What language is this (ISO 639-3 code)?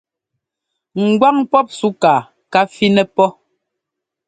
jgo